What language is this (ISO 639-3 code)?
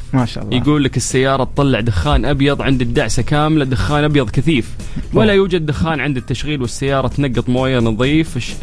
ara